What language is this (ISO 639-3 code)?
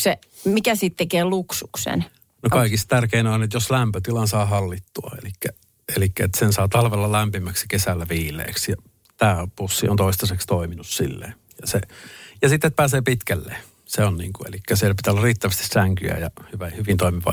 fin